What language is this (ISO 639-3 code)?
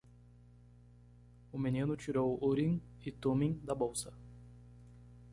por